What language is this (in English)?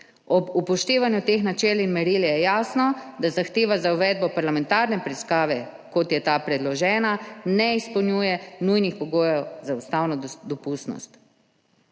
Slovenian